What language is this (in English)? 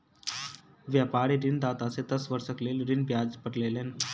Maithili